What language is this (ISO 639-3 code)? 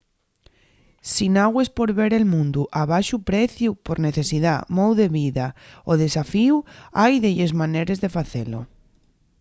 ast